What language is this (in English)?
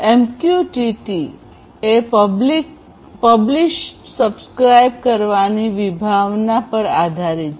Gujarati